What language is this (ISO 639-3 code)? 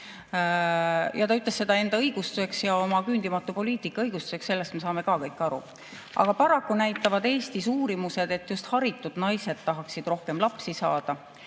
est